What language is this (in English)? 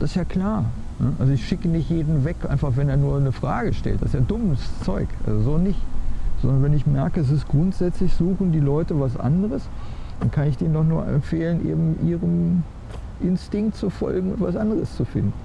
German